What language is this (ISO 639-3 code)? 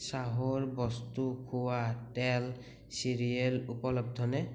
asm